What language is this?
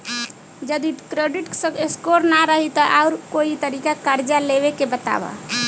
Bhojpuri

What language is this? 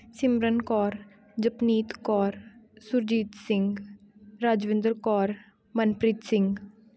Punjabi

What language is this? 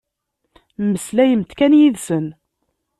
Kabyle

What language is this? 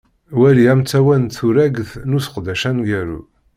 Kabyle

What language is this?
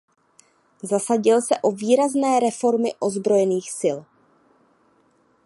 Czech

